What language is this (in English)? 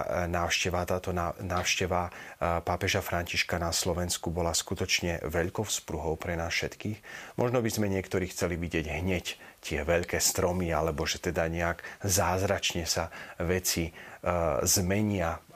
Slovak